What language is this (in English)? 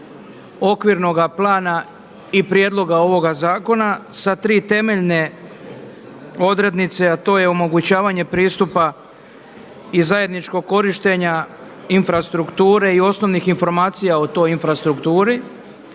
Croatian